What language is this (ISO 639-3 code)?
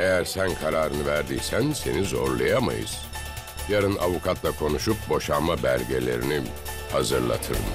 tur